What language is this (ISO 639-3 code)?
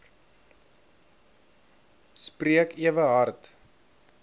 afr